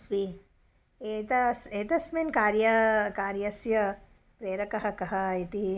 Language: Sanskrit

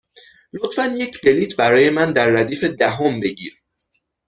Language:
Persian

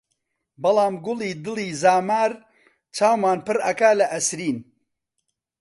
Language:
Central Kurdish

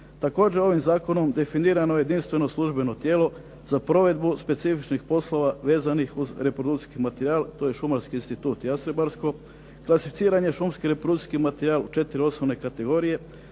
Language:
Croatian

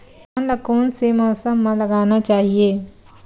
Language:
Chhattisgarhi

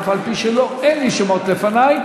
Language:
Hebrew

